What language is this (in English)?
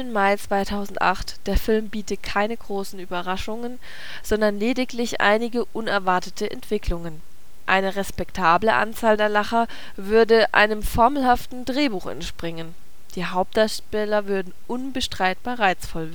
German